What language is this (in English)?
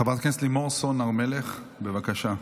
Hebrew